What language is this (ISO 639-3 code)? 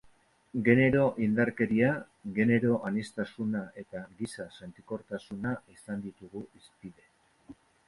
eus